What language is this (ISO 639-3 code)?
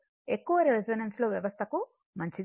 tel